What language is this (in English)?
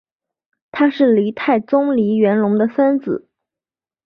Chinese